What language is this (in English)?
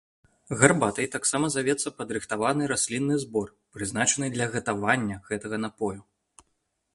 Belarusian